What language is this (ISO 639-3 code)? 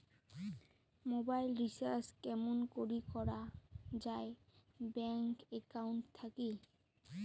ben